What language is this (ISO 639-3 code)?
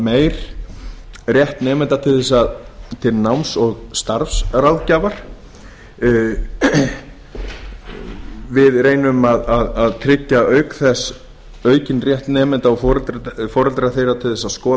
isl